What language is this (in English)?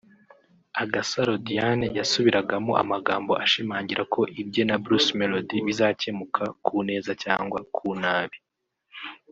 Kinyarwanda